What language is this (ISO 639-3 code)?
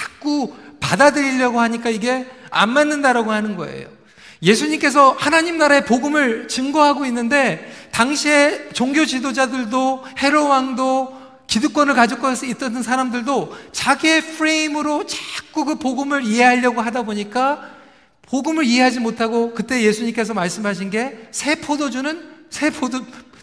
kor